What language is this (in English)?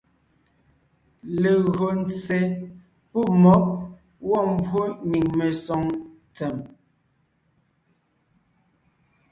Ngiemboon